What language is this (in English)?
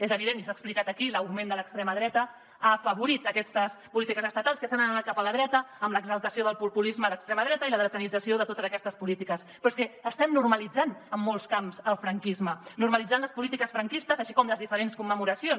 Catalan